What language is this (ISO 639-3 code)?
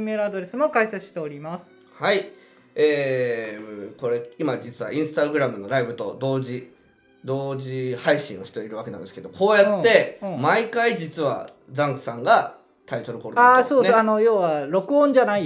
jpn